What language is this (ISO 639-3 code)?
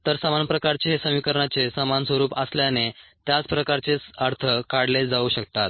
mar